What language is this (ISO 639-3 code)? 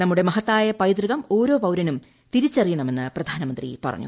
mal